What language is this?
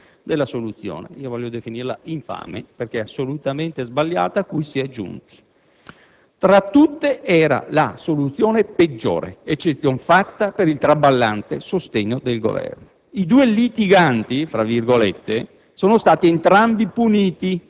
Italian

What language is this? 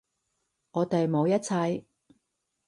Cantonese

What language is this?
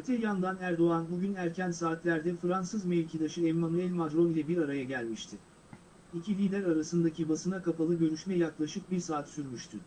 Turkish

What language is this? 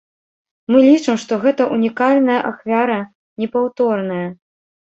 Belarusian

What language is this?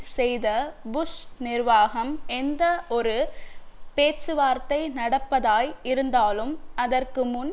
Tamil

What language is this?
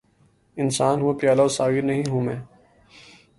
Urdu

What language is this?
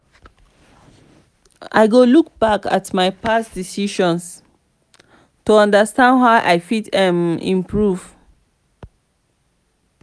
Nigerian Pidgin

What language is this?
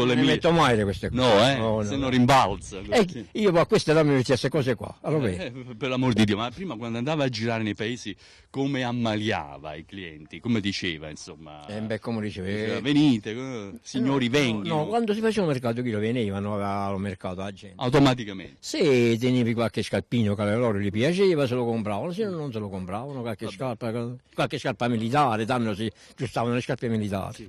Italian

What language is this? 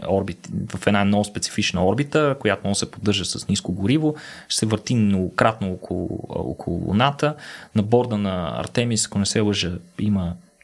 Bulgarian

